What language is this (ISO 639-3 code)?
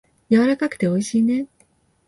jpn